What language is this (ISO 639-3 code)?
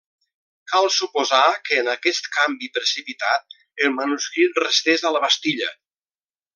cat